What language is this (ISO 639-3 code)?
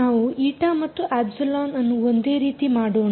kan